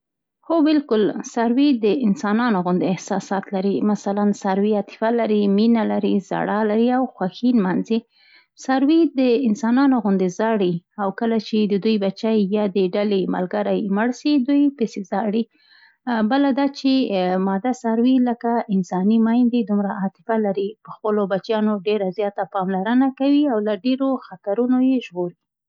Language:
Central Pashto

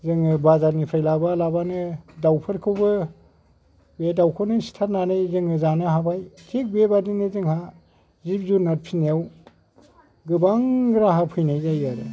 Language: Bodo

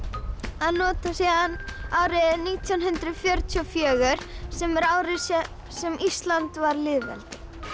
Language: Icelandic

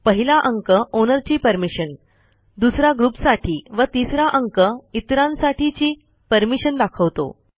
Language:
Marathi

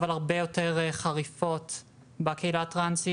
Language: Hebrew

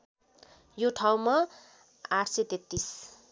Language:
Nepali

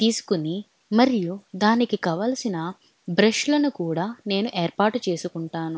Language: Telugu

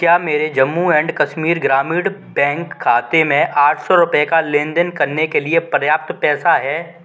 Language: Hindi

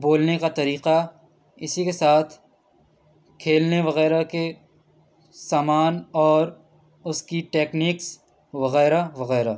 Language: Urdu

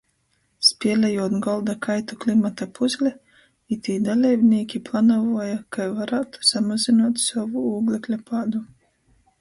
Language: Latgalian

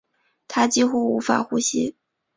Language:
Chinese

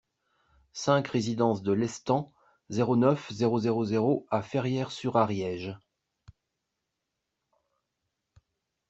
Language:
French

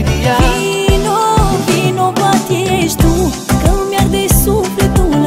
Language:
Romanian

